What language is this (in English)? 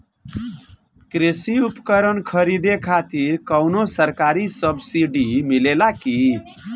Bhojpuri